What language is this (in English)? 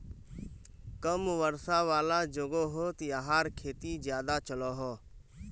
Magahi